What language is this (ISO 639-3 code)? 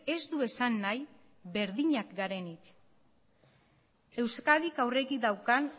eus